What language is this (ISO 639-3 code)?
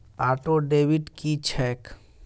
mai